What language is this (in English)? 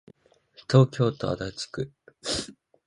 Japanese